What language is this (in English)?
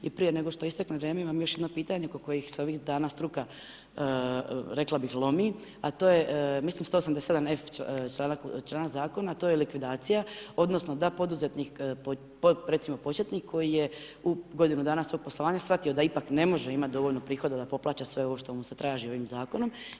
Croatian